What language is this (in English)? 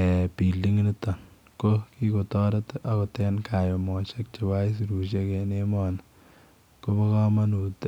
Kalenjin